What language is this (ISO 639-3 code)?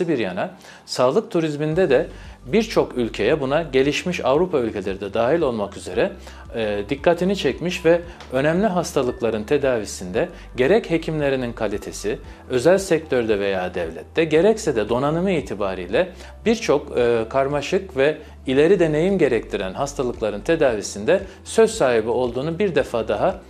tur